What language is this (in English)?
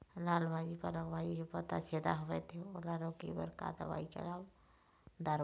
Chhattisgarhi